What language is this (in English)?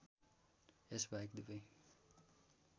Nepali